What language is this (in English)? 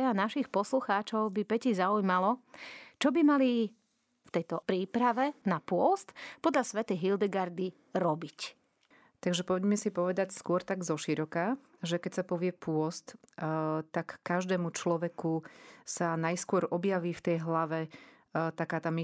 Slovak